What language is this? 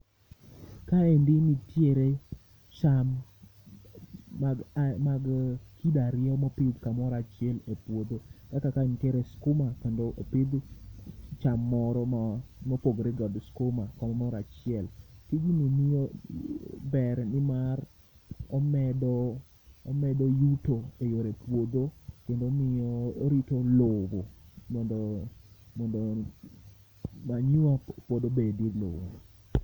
Luo (Kenya and Tanzania)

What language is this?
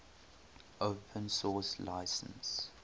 English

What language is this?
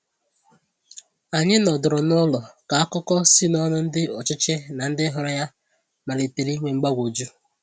Igbo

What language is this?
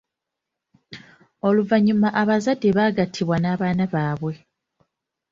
Ganda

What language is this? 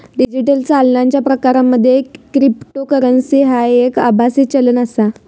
Marathi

